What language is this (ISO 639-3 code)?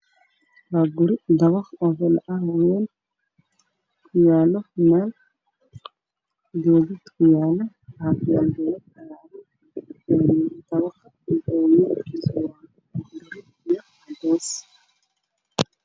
som